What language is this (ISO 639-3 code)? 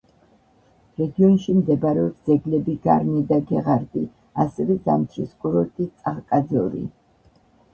kat